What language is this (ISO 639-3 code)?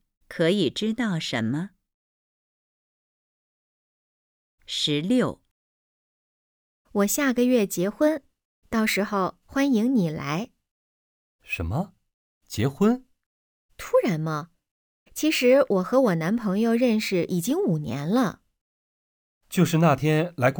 zho